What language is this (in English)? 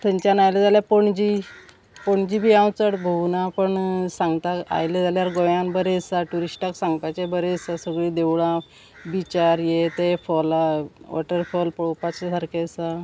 Konkani